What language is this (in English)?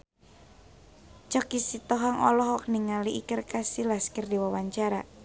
Sundanese